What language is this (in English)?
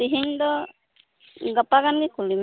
Santali